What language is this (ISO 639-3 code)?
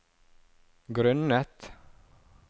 nor